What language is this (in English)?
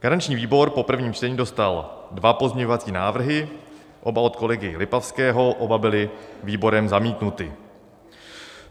Czech